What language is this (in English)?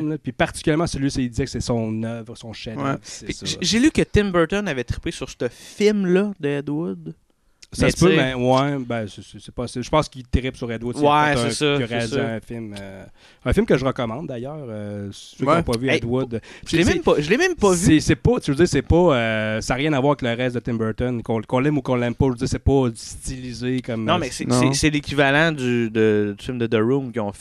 French